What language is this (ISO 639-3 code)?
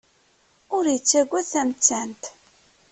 kab